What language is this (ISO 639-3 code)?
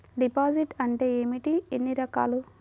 tel